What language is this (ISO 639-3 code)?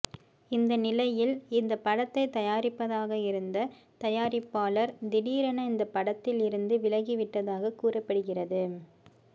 tam